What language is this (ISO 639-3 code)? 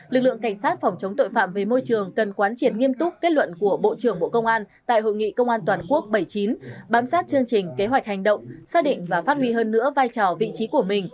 vie